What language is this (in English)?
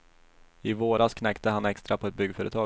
Swedish